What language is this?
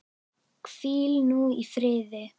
Icelandic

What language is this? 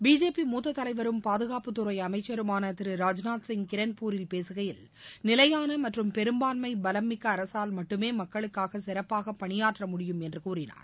Tamil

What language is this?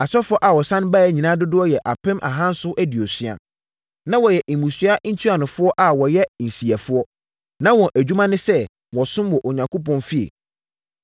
Akan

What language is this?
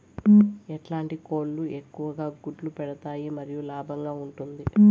Telugu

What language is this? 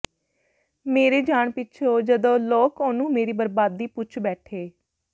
Punjabi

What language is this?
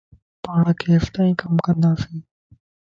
Lasi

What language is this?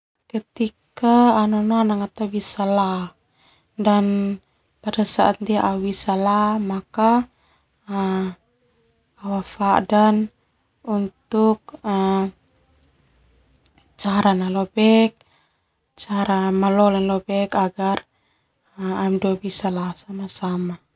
Termanu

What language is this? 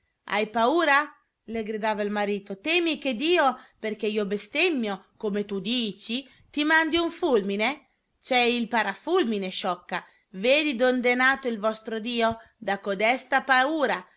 Italian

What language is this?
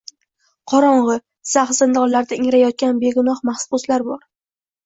Uzbek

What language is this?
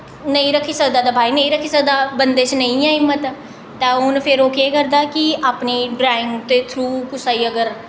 Dogri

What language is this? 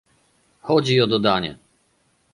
Polish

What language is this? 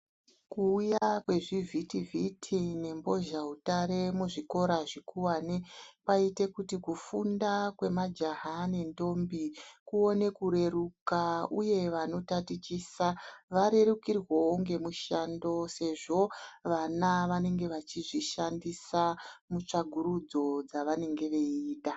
Ndau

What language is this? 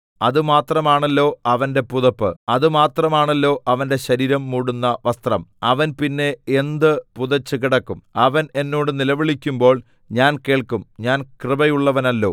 Malayalam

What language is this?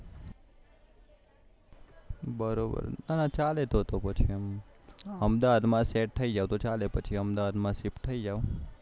Gujarati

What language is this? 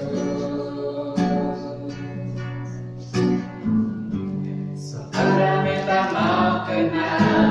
Indonesian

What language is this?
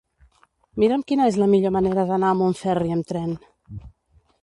Catalan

